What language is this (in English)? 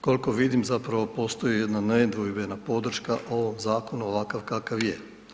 Croatian